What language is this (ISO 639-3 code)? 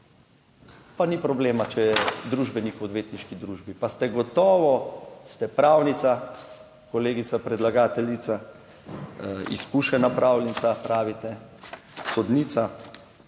slv